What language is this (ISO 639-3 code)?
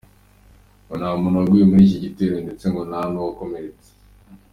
kin